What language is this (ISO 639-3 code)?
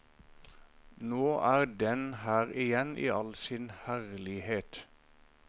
nor